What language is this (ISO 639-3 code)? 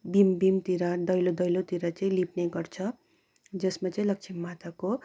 nep